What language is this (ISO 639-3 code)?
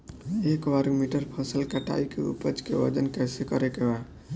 bho